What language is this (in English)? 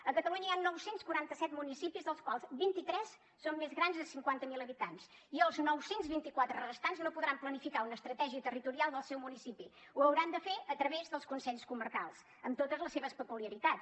Catalan